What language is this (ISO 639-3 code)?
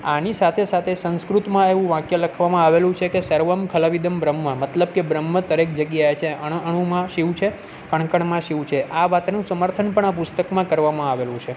guj